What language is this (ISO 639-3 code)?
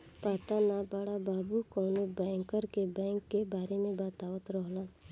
bho